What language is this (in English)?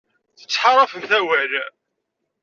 Kabyle